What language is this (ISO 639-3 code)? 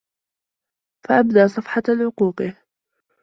ara